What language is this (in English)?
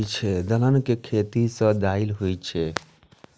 Maithili